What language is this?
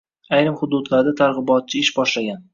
Uzbek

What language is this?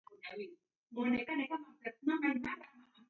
Taita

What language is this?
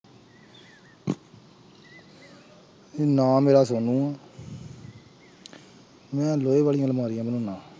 Punjabi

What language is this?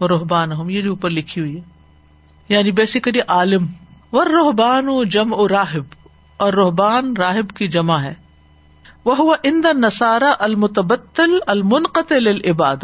Urdu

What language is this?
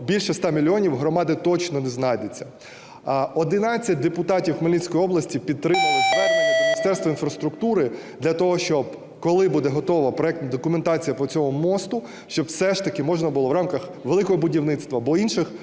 Ukrainian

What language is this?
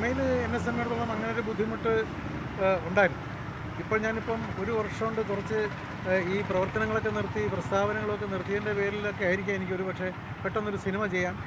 Turkish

